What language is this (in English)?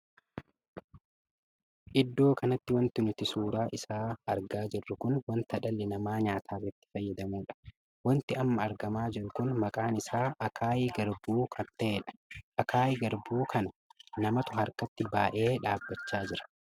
Oromo